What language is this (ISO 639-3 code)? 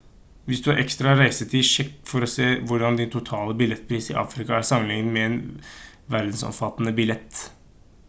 nob